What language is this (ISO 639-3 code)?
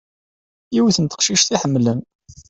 kab